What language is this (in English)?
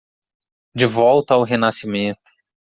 Portuguese